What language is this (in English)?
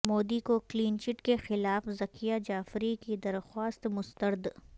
Urdu